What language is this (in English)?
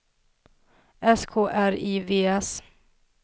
Swedish